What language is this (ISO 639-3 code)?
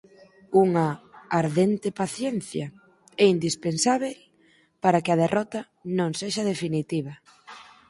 glg